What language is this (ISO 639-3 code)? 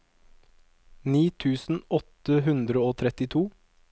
nor